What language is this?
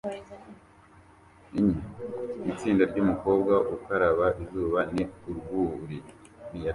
Kinyarwanda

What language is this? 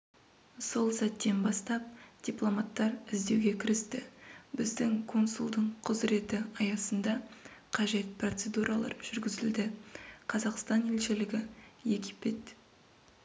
Kazakh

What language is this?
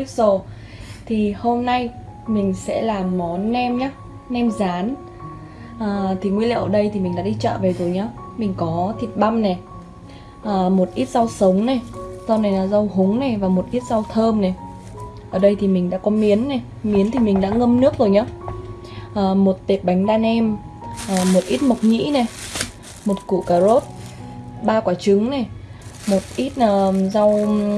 Vietnamese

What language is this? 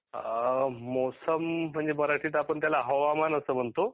Marathi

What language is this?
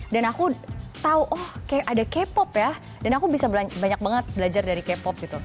Indonesian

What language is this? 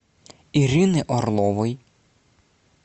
Russian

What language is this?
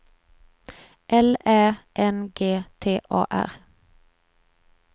Swedish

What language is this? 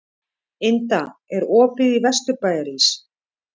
Icelandic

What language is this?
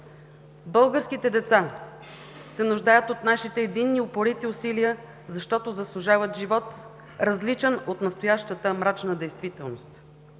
Bulgarian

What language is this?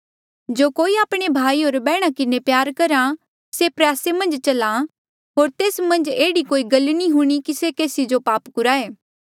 Mandeali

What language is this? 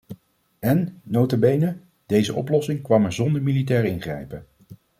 Dutch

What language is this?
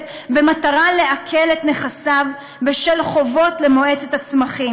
Hebrew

